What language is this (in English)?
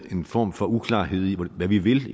Danish